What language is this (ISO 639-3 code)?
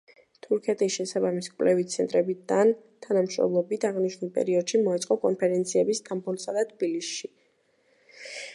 kat